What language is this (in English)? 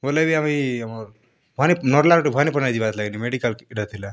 Odia